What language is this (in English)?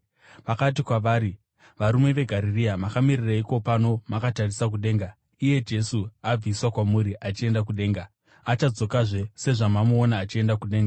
Shona